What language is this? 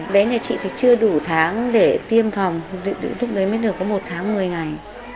Vietnamese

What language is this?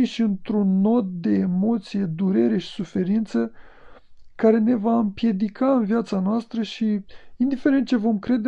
Romanian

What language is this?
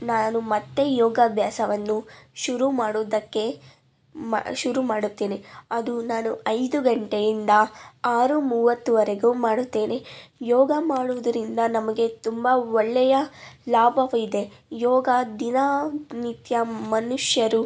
Kannada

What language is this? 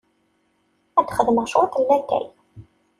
Kabyle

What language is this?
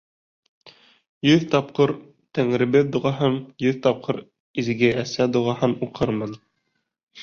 Bashkir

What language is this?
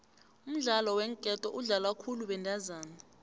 South Ndebele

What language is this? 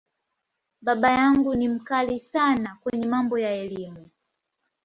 Swahili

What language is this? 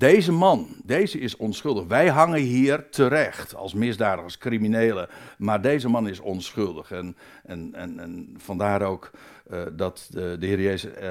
Dutch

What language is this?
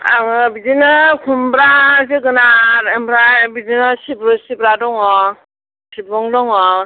Bodo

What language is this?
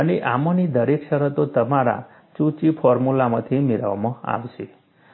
Gujarati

